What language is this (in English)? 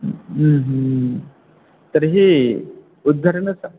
Sanskrit